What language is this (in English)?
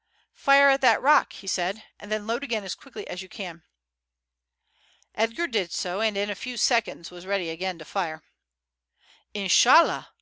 English